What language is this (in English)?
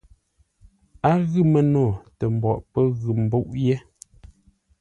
Ngombale